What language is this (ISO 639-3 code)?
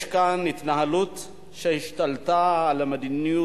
heb